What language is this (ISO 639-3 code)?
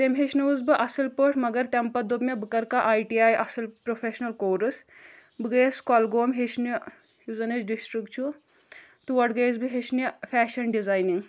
kas